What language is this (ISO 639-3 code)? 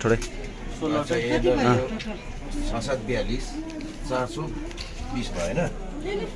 nep